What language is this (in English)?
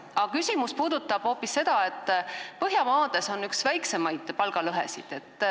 Estonian